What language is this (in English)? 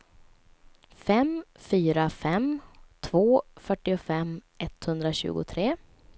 Swedish